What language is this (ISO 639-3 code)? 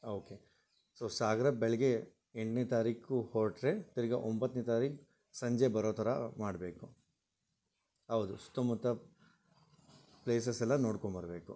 kan